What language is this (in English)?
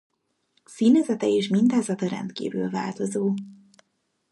Hungarian